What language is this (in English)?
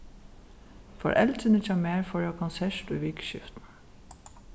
Faroese